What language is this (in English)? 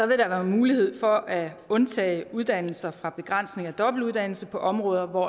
Danish